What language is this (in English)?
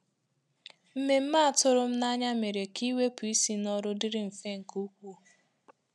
Igbo